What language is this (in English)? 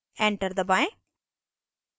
Hindi